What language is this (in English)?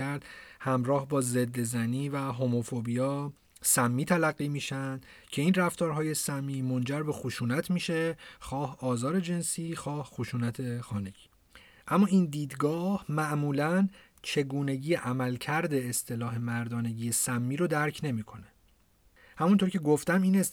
Persian